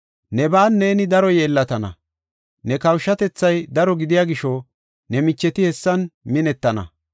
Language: Gofa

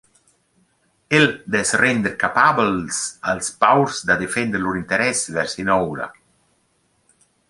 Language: Romansh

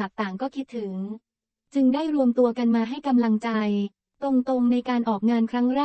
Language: Thai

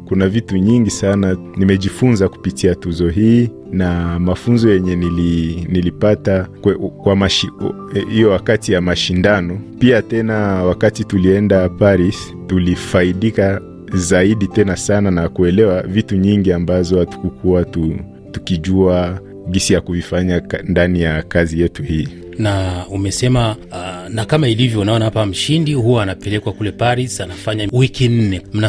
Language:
Swahili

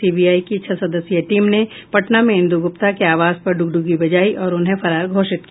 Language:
Hindi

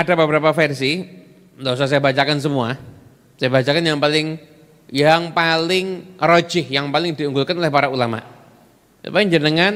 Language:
Indonesian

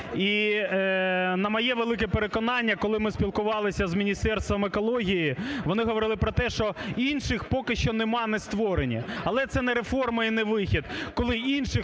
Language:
Ukrainian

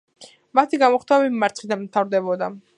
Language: Georgian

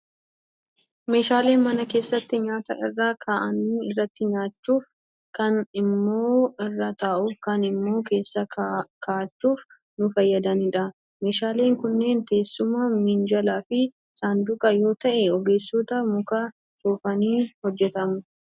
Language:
Oromo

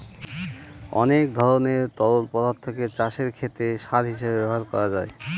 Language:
Bangla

